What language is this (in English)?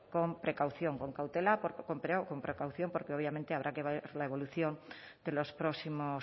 Spanish